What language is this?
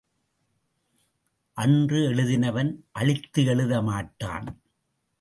Tamil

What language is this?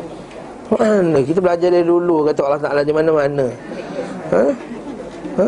Malay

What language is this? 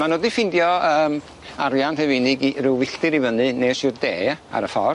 Welsh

